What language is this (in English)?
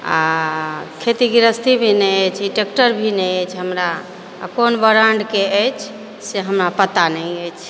Maithili